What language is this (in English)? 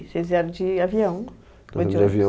Portuguese